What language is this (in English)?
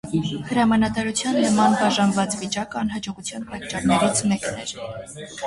Armenian